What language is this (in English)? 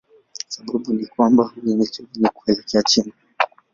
Swahili